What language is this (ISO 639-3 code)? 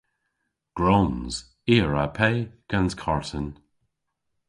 cor